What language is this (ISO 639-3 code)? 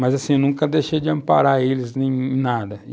por